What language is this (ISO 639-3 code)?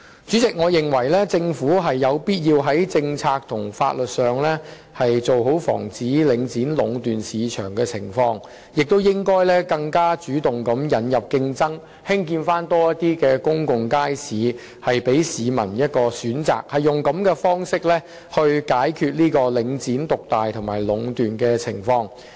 yue